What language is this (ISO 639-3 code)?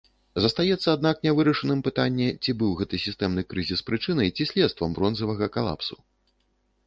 bel